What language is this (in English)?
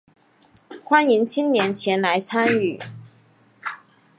Chinese